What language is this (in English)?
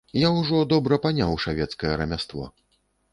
Belarusian